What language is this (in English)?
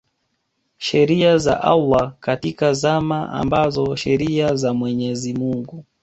Swahili